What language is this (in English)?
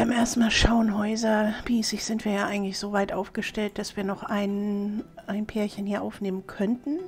German